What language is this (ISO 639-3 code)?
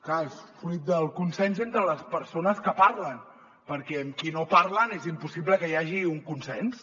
cat